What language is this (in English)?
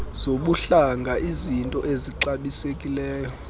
Xhosa